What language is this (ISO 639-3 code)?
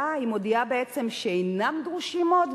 heb